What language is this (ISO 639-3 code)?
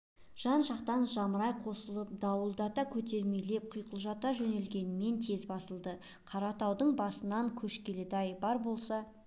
kaz